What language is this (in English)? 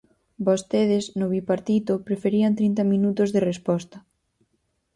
Galician